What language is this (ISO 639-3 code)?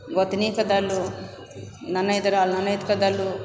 mai